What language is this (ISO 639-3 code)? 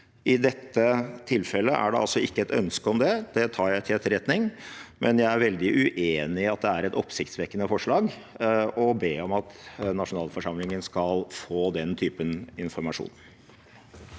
nor